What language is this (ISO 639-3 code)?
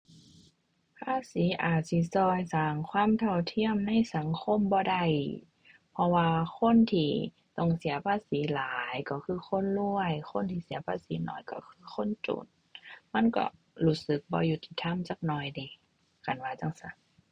tha